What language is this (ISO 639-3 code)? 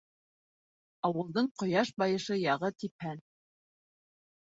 bak